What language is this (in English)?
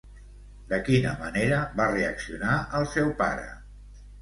Catalan